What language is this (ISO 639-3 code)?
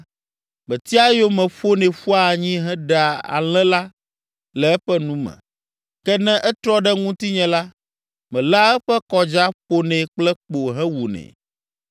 ewe